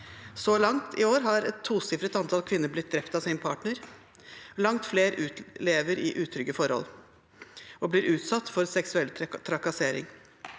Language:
Norwegian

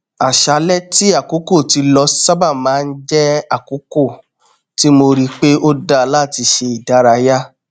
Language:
Yoruba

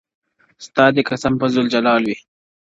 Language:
Pashto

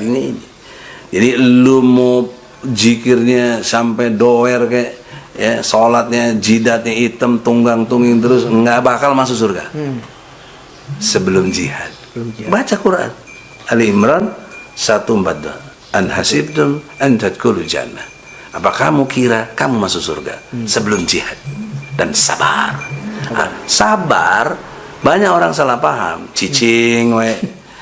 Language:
Indonesian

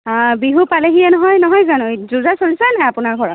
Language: Assamese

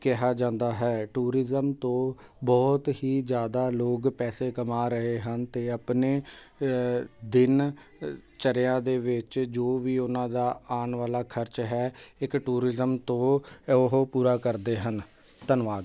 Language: Punjabi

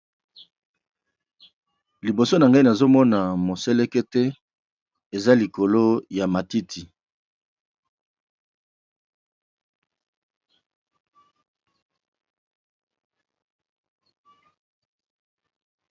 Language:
Lingala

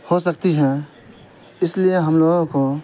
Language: Urdu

